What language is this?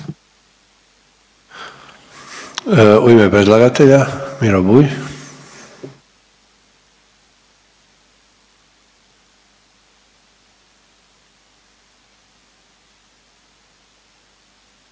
Croatian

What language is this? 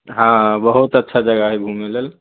Maithili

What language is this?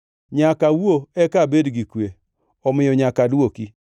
Luo (Kenya and Tanzania)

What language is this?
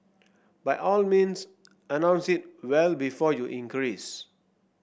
English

